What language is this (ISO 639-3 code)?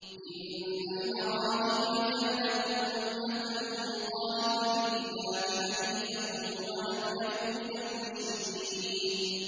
ara